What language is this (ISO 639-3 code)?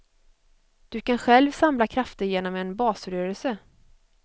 swe